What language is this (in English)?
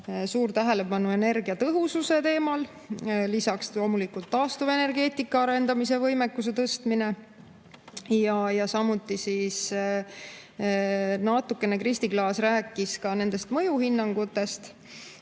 Estonian